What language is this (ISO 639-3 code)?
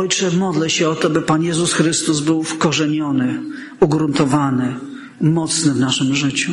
pol